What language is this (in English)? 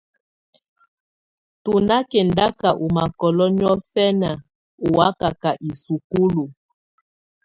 Tunen